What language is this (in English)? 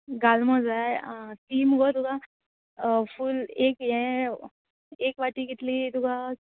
Konkani